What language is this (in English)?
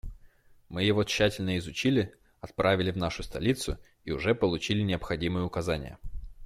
Russian